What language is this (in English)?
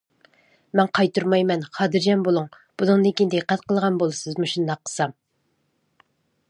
Uyghur